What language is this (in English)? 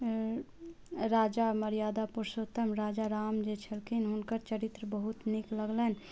Maithili